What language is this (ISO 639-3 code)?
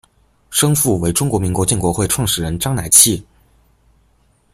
zho